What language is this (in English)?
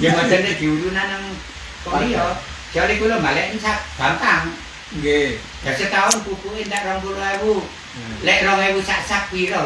Indonesian